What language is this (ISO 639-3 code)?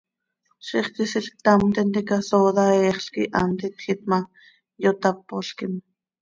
sei